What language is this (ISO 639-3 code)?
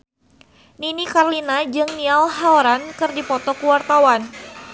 sun